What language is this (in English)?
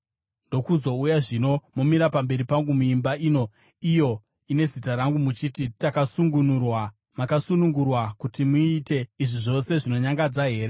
Shona